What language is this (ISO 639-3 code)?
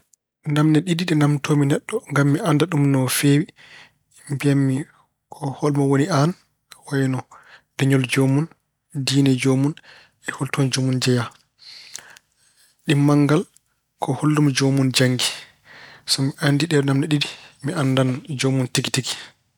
ful